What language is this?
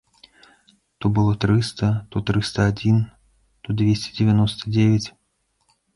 Belarusian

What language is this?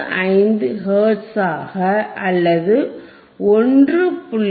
Tamil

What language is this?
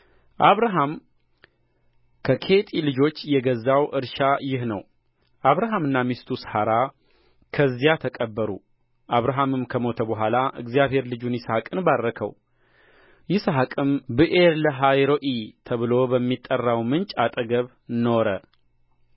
Amharic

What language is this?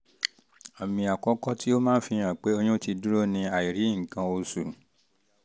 Yoruba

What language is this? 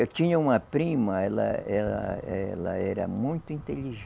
Portuguese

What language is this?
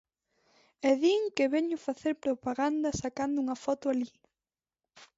Galician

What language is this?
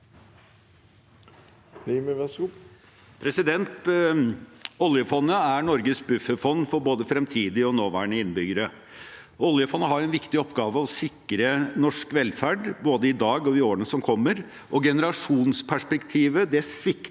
Norwegian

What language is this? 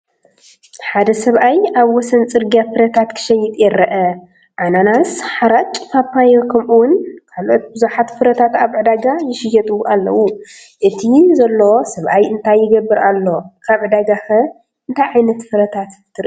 Tigrinya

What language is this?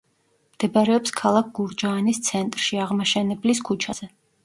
Georgian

